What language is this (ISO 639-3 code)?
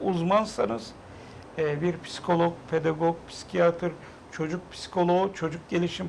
tur